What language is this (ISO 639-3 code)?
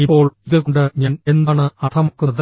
mal